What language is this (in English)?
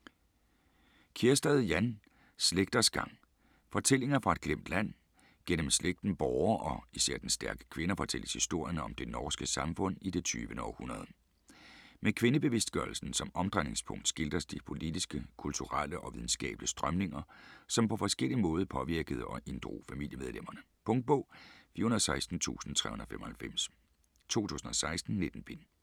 Danish